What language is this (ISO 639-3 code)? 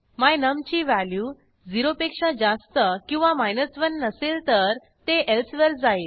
mar